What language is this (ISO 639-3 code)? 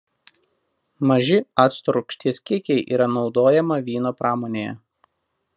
lit